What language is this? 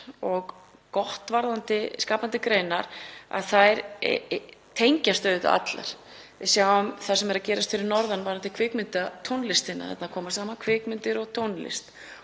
Icelandic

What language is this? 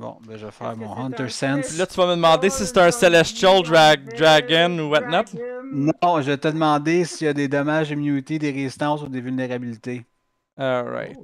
French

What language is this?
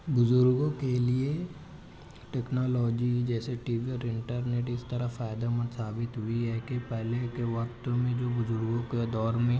Urdu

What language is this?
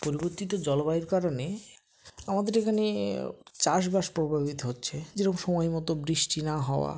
Bangla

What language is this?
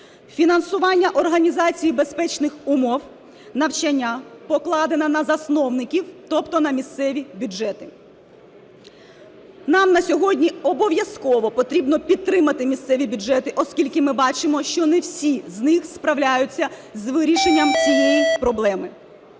Ukrainian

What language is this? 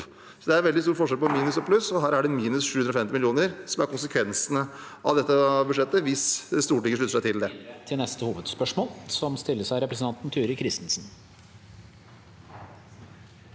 Norwegian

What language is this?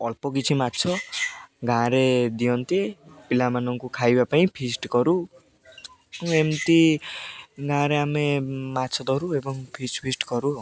Odia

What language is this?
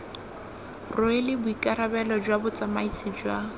Tswana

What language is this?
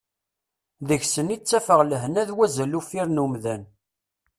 Kabyle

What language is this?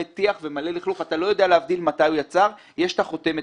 Hebrew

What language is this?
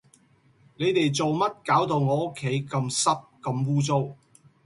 Cantonese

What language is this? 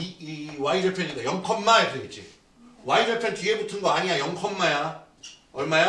Korean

